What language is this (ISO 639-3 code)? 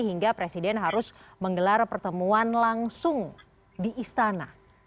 ind